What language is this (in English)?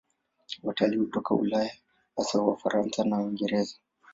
Swahili